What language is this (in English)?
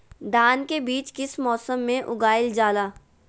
Magahi